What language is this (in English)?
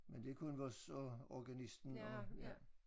Danish